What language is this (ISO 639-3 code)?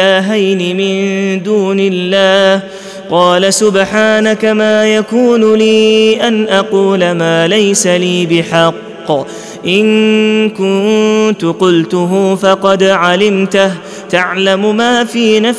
ara